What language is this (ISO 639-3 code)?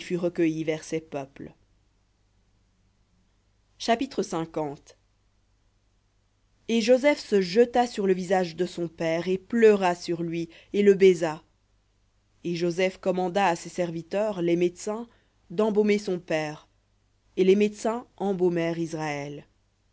fra